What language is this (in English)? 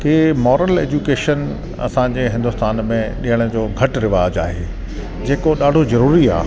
Sindhi